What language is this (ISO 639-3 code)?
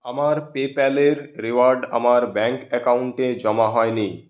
ben